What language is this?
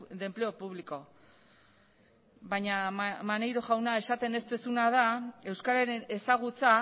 Basque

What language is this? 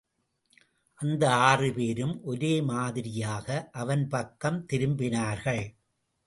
Tamil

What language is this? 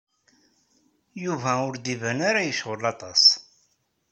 Kabyle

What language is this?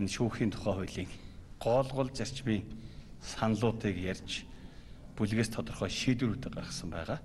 Turkish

